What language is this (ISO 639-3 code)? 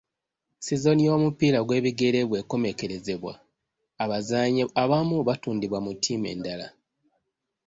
lug